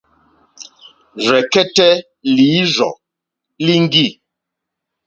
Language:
Mokpwe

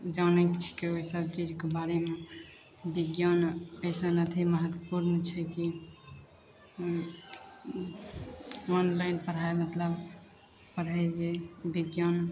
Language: Maithili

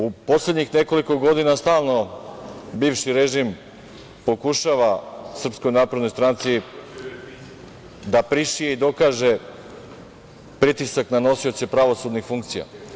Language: Serbian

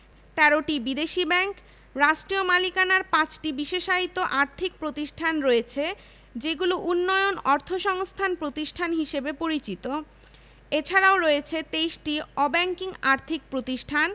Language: Bangla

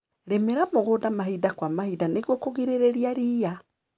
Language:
Kikuyu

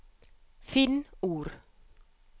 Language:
Norwegian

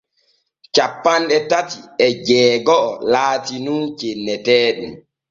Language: Borgu Fulfulde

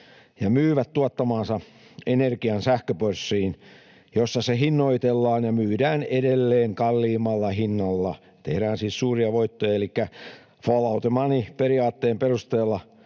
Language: Finnish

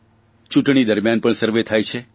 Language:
Gujarati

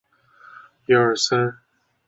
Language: Chinese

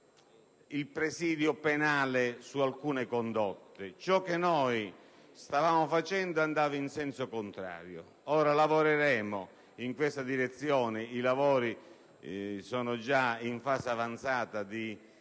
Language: Italian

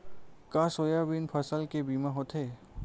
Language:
Chhattisgarhi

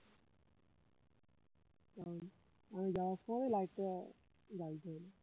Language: Bangla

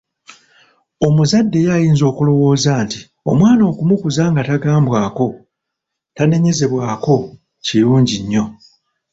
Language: Ganda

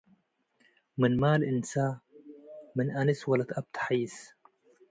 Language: Tigre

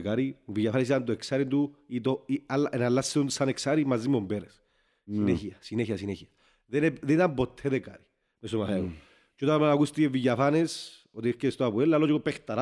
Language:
Greek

